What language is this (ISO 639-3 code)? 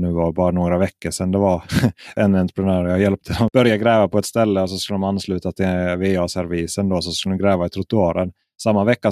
swe